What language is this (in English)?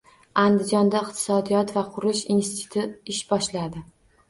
Uzbek